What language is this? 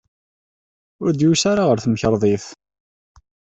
Kabyle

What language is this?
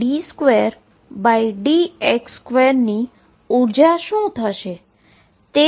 Gujarati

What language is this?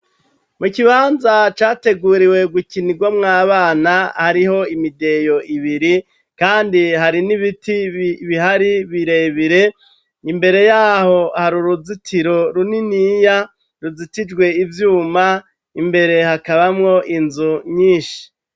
Rundi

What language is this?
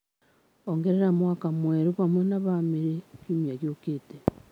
Kikuyu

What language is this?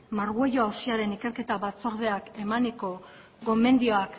Basque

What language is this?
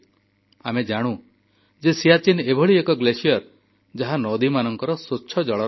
Odia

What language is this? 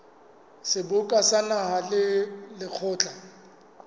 Southern Sotho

